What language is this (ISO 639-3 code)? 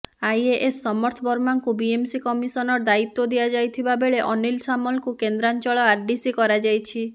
ori